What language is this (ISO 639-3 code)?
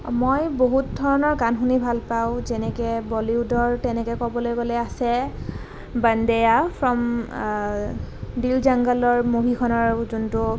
asm